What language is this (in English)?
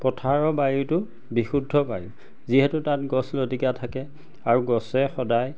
Assamese